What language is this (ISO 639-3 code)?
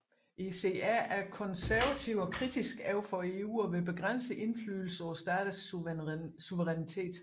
dan